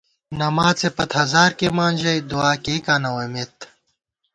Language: Gawar-Bati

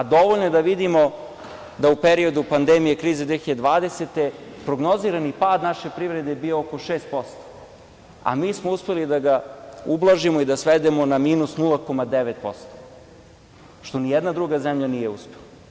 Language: Serbian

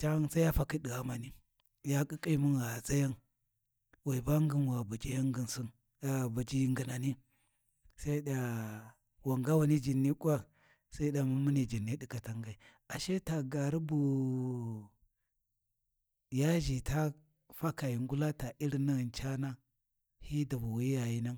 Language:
Warji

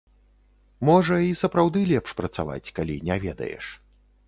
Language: Belarusian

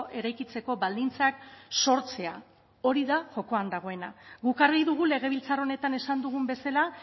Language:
Basque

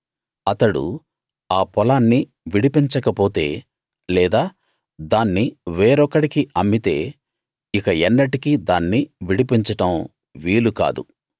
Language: Telugu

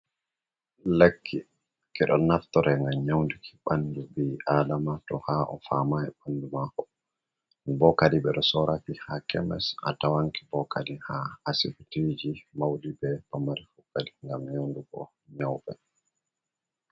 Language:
Fula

